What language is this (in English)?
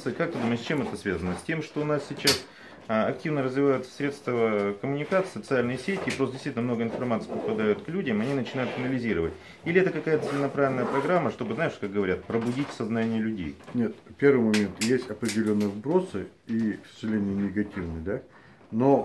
Russian